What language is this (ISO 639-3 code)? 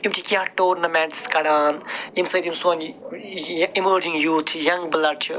kas